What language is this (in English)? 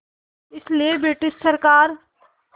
Hindi